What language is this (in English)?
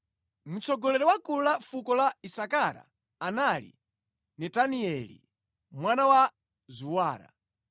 Nyanja